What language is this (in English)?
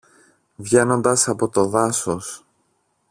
Greek